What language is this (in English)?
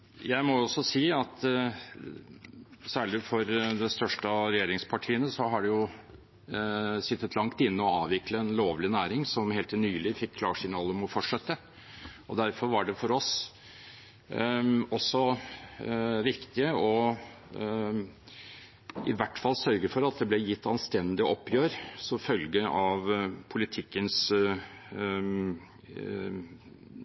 Norwegian Bokmål